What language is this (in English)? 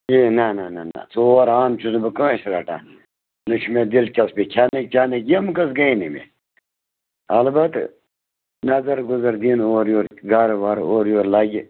Kashmiri